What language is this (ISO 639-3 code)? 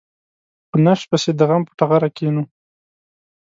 pus